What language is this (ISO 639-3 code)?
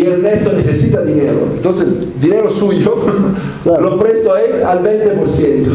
spa